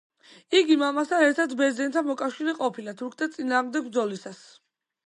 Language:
Georgian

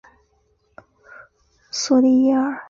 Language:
Chinese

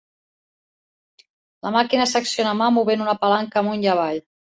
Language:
Catalan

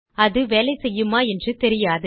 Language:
Tamil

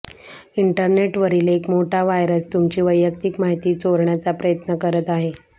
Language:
Marathi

